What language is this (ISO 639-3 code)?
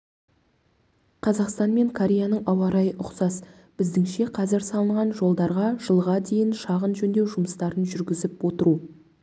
kaz